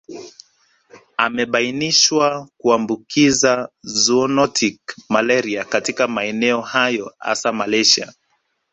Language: Swahili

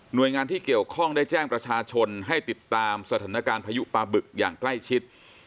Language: Thai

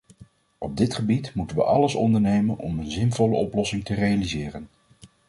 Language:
Dutch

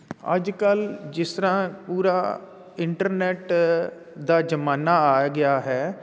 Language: Punjabi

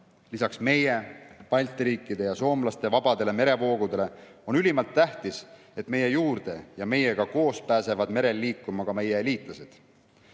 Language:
Estonian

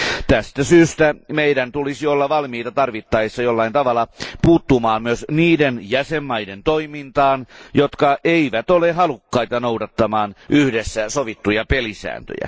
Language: Finnish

